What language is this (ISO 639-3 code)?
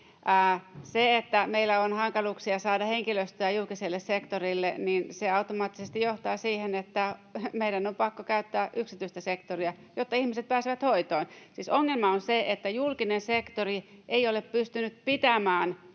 fin